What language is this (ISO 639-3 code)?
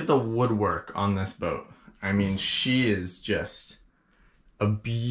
eng